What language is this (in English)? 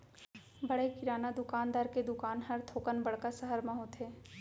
Chhattisgarhi